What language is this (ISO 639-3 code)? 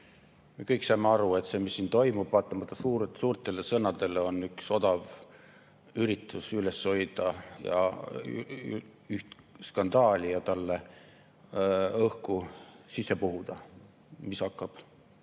est